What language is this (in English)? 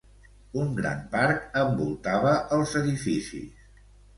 Catalan